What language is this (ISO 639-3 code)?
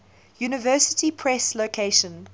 eng